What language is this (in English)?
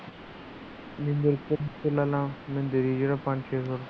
Punjabi